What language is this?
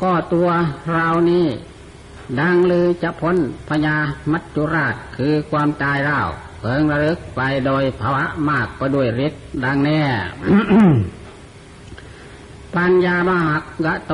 Thai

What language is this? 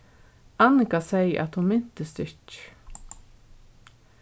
Faroese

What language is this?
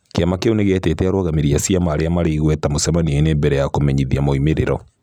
Kikuyu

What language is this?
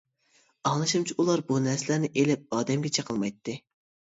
Uyghur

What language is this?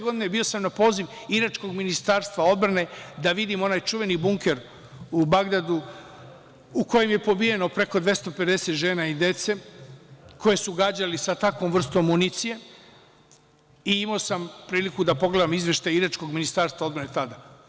Serbian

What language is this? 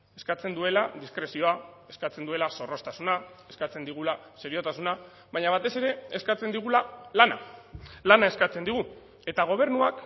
Basque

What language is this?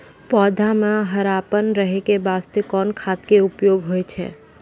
Maithili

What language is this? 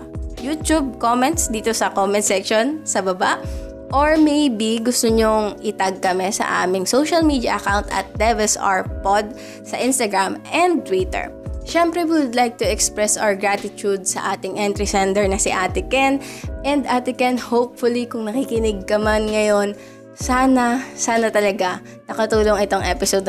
Filipino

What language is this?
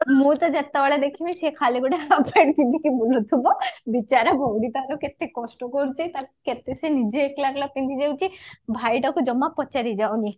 Odia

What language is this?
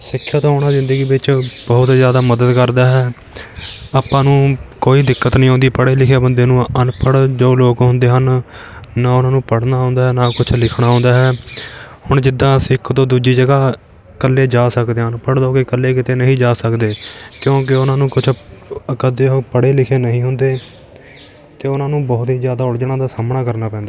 Punjabi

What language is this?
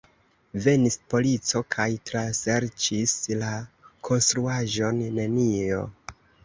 Esperanto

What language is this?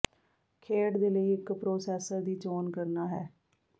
Punjabi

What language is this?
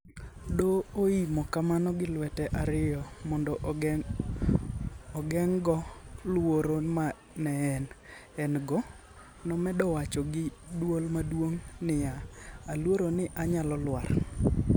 Luo (Kenya and Tanzania)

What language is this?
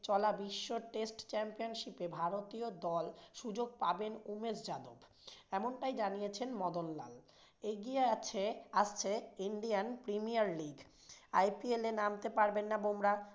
Bangla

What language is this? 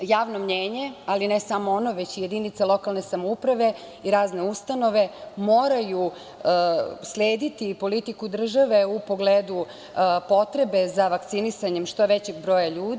Serbian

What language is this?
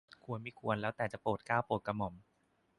Thai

